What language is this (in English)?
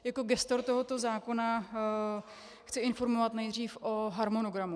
Czech